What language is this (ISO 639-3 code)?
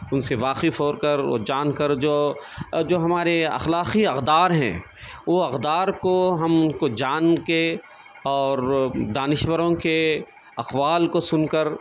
urd